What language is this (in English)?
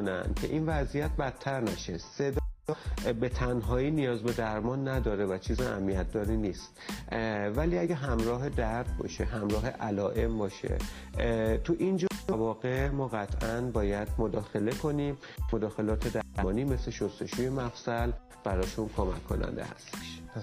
Persian